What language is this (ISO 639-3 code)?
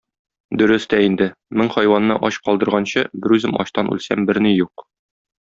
tat